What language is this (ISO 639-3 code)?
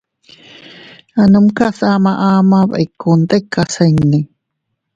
cut